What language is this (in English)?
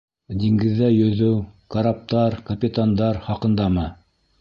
Bashkir